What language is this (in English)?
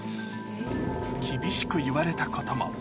Japanese